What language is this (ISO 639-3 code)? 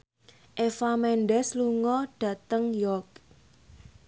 jav